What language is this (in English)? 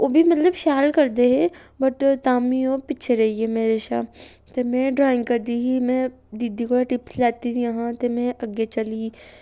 Dogri